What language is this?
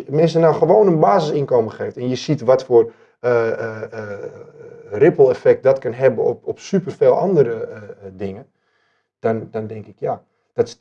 Dutch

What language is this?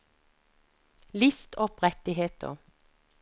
Norwegian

